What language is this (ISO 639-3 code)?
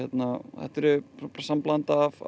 isl